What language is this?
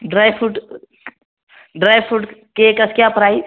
Kashmiri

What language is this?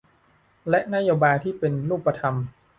Thai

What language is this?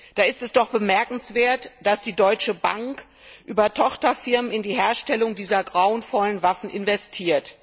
German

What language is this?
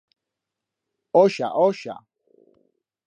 Aragonese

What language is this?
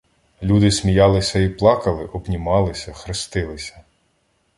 Ukrainian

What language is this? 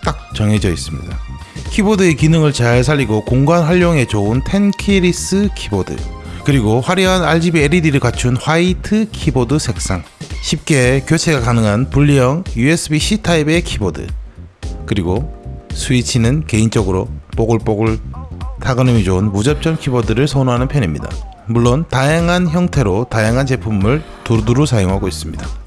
Korean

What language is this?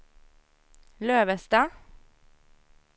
Swedish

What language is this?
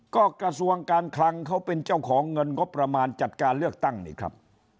Thai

